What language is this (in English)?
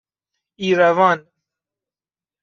Persian